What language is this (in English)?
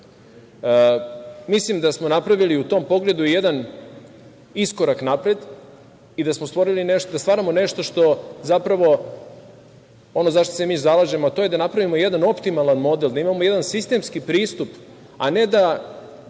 Serbian